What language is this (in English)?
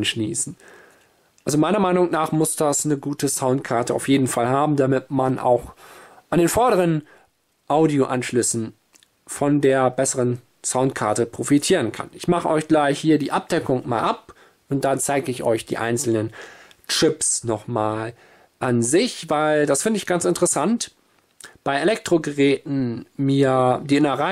German